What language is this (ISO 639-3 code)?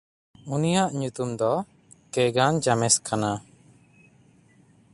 sat